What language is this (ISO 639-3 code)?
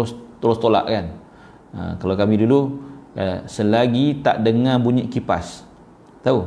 msa